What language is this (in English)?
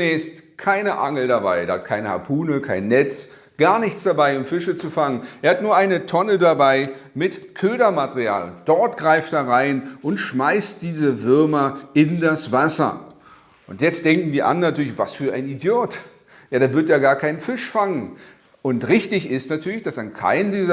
German